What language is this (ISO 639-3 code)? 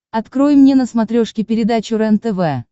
rus